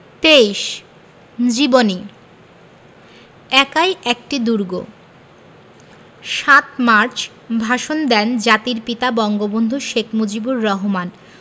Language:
Bangla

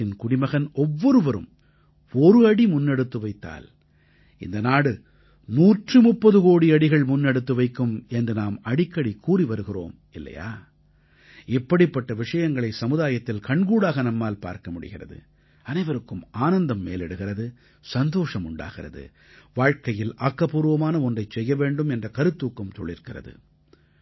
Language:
Tamil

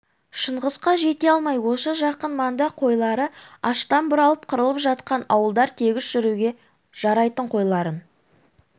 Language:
Kazakh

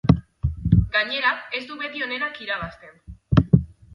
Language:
Basque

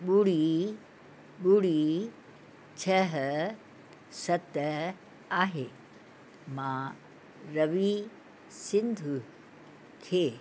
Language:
Sindhi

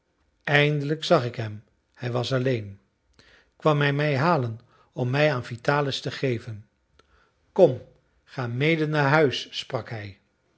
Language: Dutch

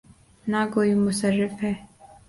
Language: Urdu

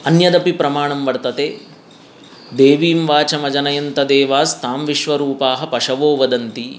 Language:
Sanskrit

